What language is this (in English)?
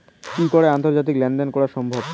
Bangla